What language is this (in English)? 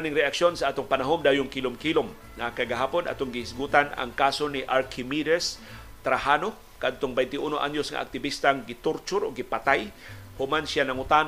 Filipino